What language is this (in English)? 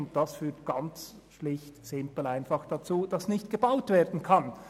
Swiss German